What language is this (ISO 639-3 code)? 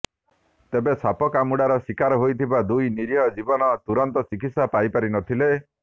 ori